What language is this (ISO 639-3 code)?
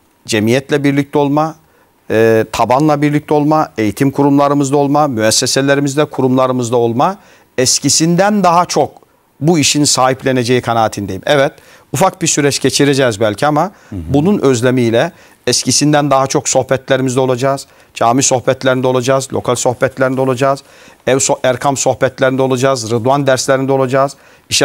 tur